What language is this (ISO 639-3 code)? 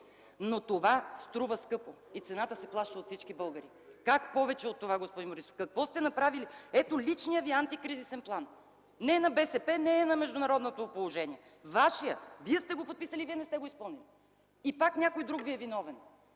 bul